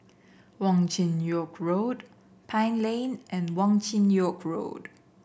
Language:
English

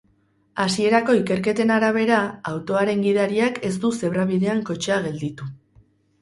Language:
Basque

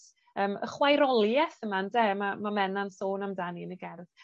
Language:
Welsh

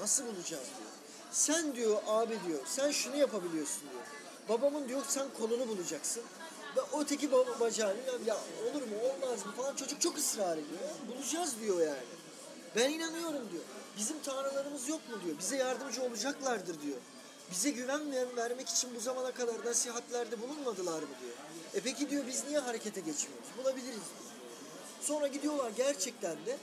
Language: Turkish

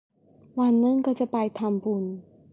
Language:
Thai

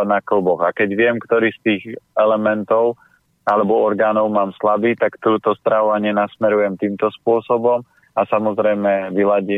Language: Slovak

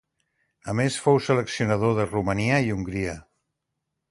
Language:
Catalan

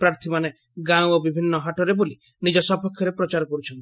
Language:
Odia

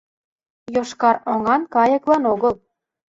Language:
Mari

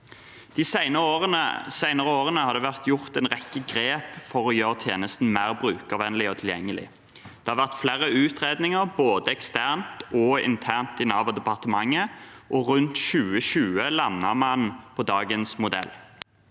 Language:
Norwegian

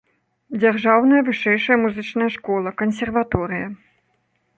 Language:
Belarusian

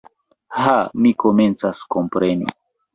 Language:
Esperanto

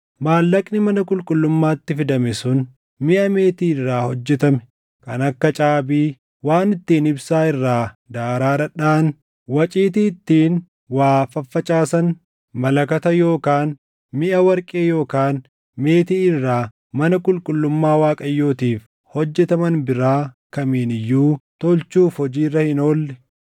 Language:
Oromo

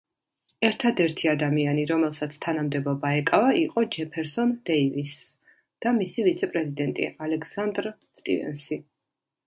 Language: Georgian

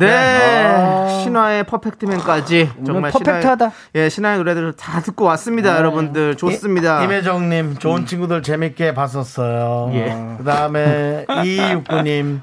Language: Korean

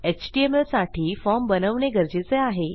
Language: Marathi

